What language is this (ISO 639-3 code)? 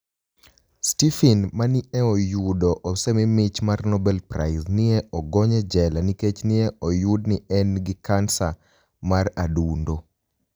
luo